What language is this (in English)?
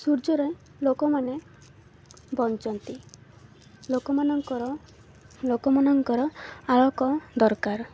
Odia